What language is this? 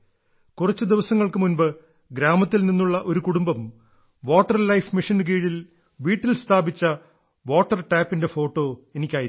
Malayalam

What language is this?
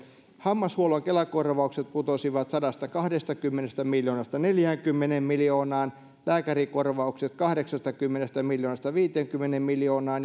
Finnish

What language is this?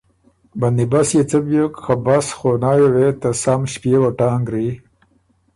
Ormuri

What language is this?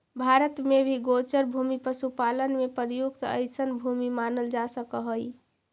Magahi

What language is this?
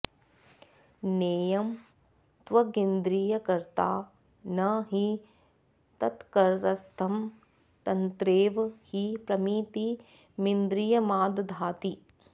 Sanskrit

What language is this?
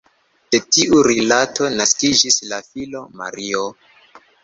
Esperanto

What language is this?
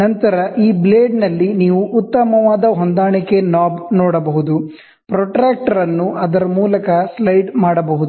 Kannada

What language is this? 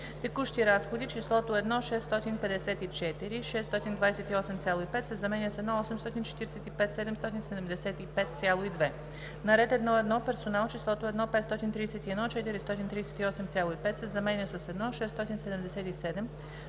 Bulgarian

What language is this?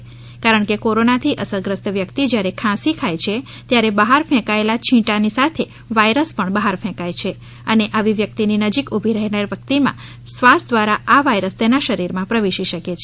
Gujarati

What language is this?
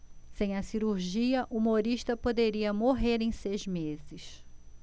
Portuguese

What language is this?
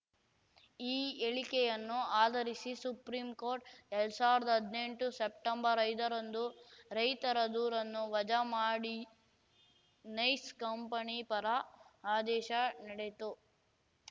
Kannada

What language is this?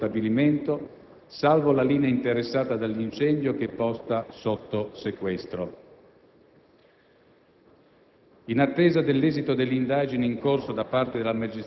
Italian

